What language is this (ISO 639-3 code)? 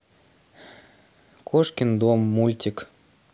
rus